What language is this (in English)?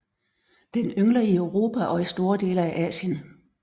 Danish